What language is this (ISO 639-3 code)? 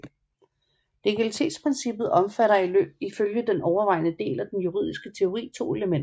dan